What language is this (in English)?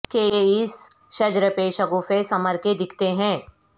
Urdu